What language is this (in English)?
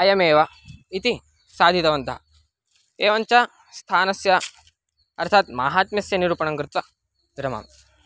Sanskrit